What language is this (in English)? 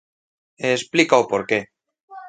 Galician